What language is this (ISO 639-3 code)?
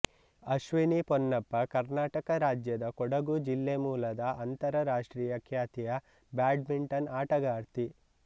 kan